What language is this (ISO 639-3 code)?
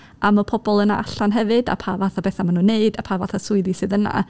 cym